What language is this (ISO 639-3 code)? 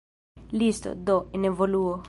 epo